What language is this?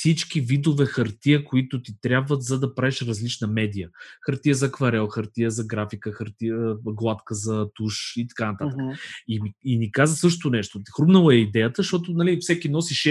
Bulgarian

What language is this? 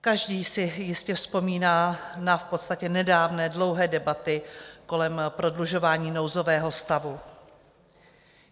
Czech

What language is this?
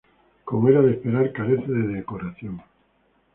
Spanish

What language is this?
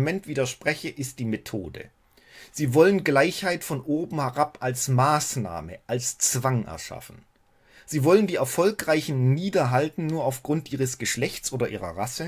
German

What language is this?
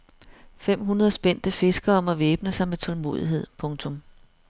Danish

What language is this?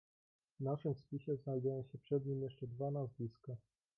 Polish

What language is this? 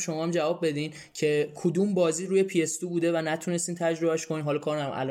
Persian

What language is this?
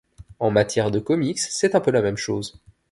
French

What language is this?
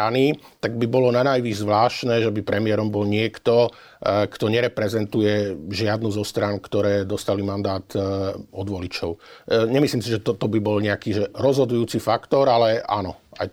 Slovak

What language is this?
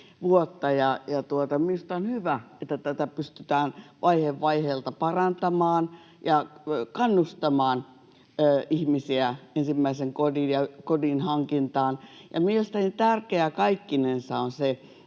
Finnish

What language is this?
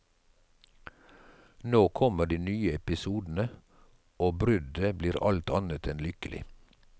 Norwegian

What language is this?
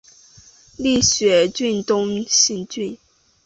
Chinese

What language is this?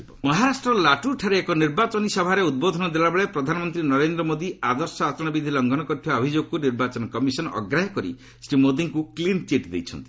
Odia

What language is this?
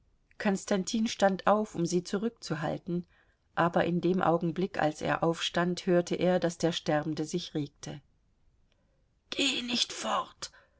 German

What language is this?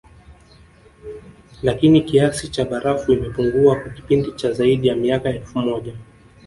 Swahili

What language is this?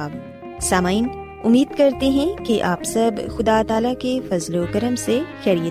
Urdu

